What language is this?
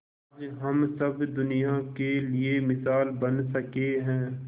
Hindi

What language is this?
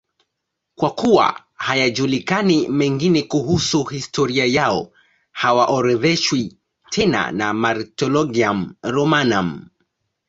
Swahili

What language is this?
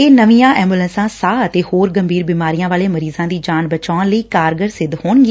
Punjabi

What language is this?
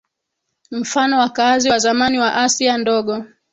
Swahili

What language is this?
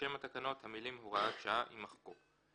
Hebrew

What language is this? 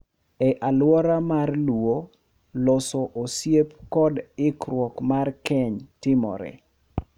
Luo (Kenya and Tanzania)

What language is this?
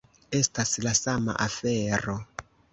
Esperanto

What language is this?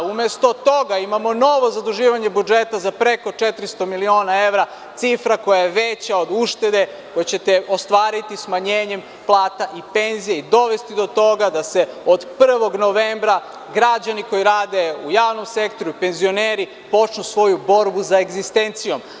Serbian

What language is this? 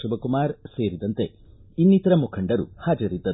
Kannada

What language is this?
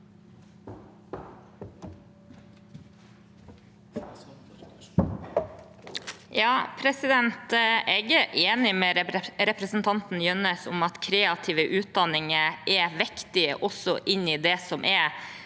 Norwegian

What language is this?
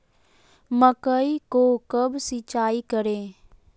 Magahi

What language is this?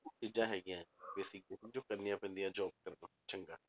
Punjabi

